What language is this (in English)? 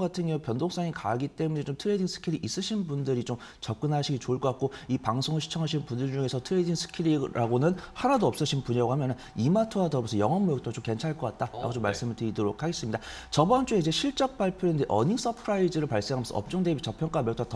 Korean